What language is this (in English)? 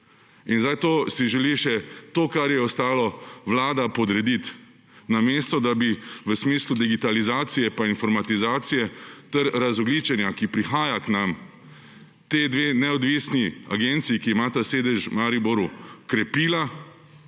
Slovenian